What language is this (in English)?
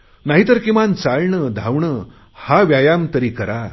Marathi